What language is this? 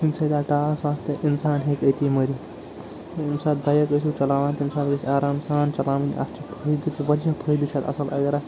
Kashmiri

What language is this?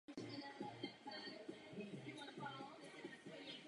Czech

